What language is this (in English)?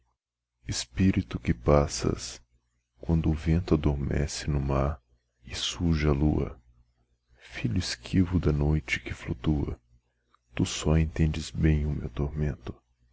Portuguese